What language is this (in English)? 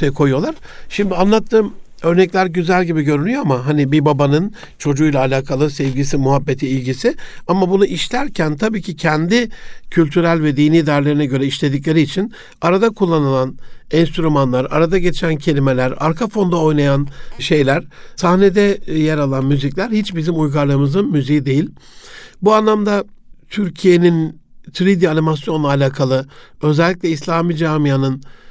Turkish